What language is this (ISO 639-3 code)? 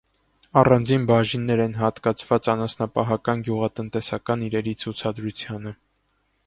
hye